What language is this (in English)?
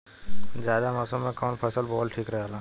Bhojpuri